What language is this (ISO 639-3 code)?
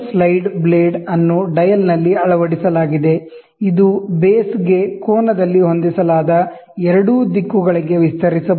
kan